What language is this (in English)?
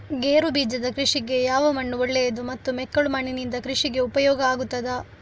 Kannada